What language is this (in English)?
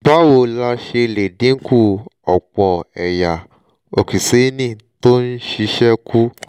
Yoruba